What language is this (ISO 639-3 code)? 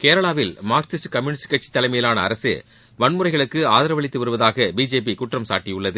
tam